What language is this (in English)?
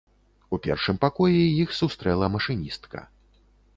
Belarusian